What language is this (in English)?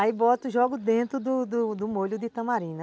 Portuguese